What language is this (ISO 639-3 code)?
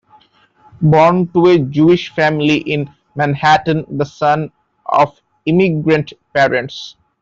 eng